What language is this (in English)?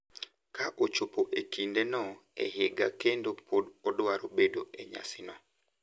Luo (Kenya and Tanzania)